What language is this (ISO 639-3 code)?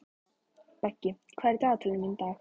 isl